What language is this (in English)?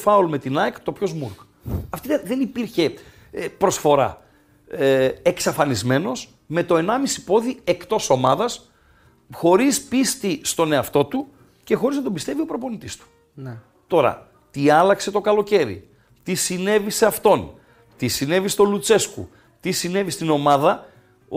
Greek